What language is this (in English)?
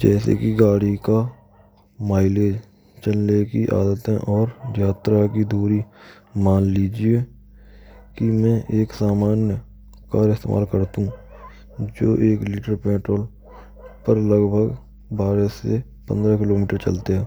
Braj